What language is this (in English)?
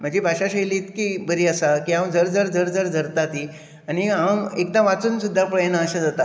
Konkani